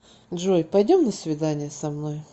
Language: Russian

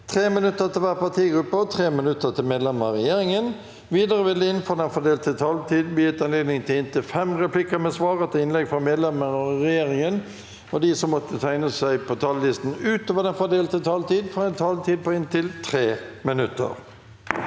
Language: Norwegian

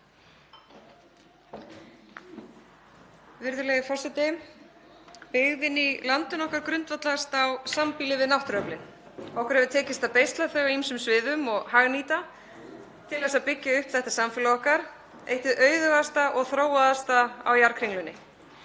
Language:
Icelandic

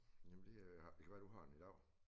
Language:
Danish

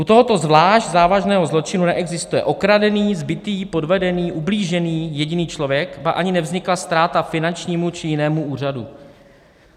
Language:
Czech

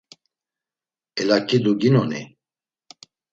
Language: Laz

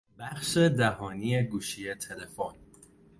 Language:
Persian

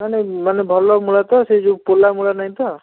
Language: Odia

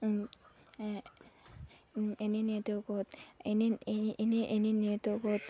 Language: Assamese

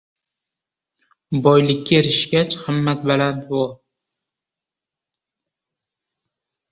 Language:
Uzbek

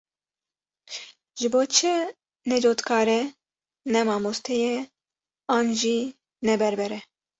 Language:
Kurdish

